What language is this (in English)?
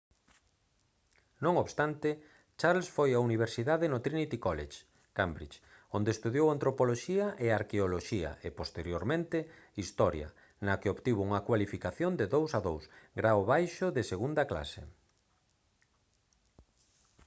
Galician